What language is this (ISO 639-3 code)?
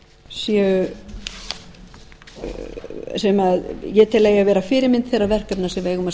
isl